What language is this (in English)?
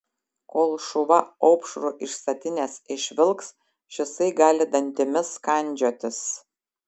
Lithuanian